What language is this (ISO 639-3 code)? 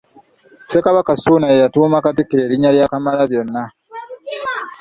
lug